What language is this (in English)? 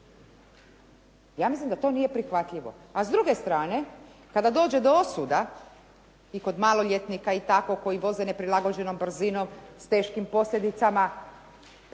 Croatian